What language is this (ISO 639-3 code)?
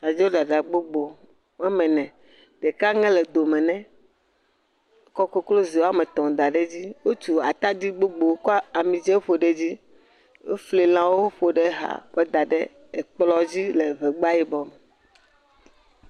ewe